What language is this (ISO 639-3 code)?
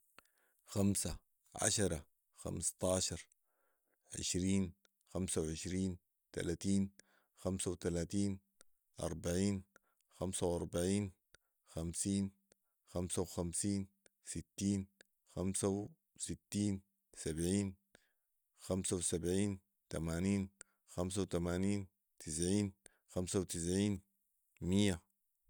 apd